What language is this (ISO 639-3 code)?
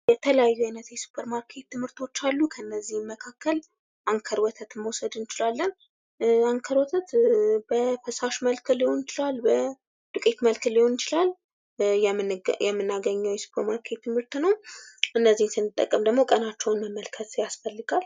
amh